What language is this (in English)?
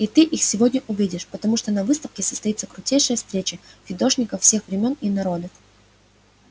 Russian